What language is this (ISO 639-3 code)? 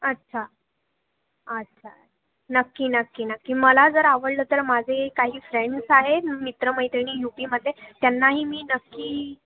mar